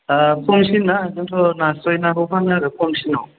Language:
Bodo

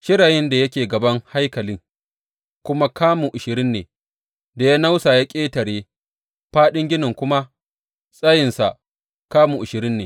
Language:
Hausa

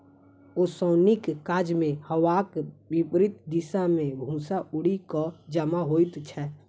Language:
Maithili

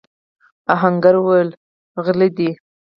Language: Pashto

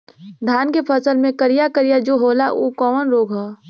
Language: Bhojpuri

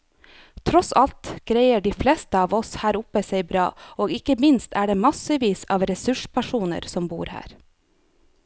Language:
Norwegian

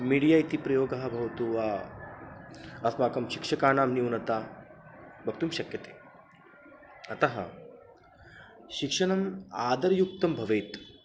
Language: Sanskrit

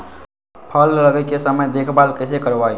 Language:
Magahi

